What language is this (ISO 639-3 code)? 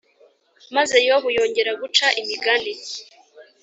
kin